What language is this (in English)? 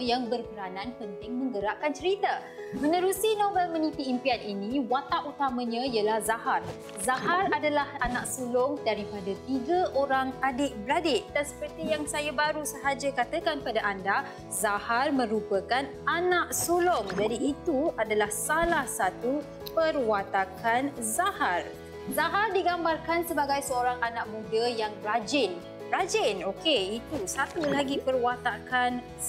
Malay